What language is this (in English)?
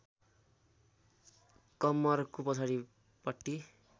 Nepali